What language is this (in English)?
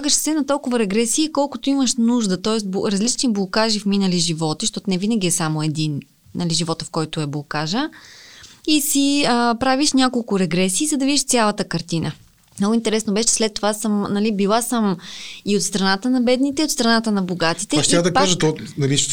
Bulgarian